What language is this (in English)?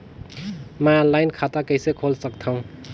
Chhattisgarhi